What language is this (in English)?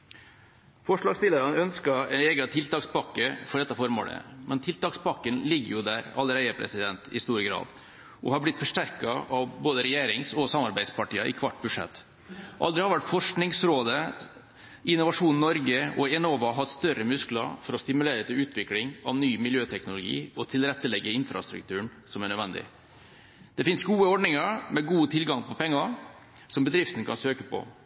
Norwegian Bokmål